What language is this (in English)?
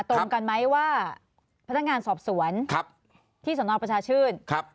Thai